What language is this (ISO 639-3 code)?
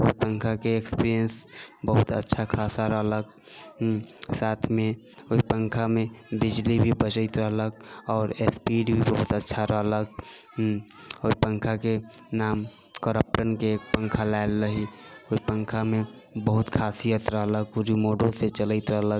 mai